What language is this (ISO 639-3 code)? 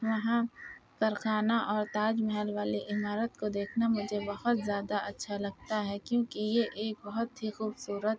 urd